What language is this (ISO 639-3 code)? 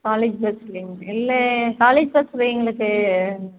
tam